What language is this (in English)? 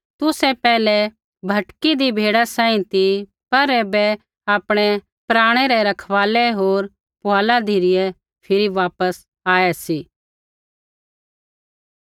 Kullu Pahari